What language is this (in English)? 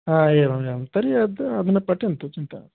Sanskrit